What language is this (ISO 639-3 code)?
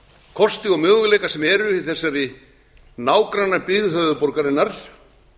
isl